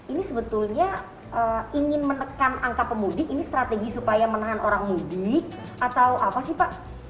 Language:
Indonesian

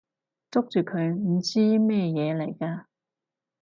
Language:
Cantonese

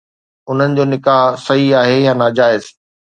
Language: Sindhi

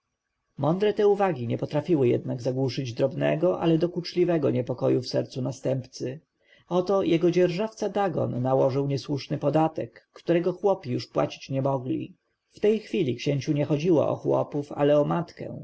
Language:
Polish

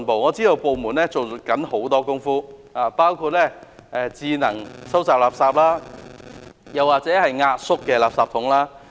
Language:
Cantonese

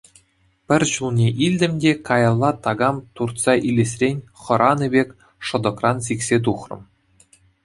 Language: Chuvash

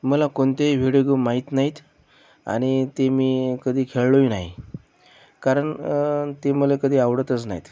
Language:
Marathi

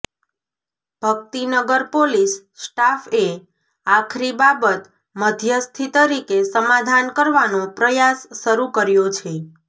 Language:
Gujarati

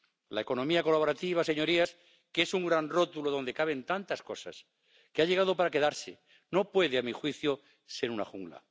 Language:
Spanish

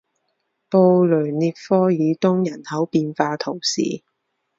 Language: Chinese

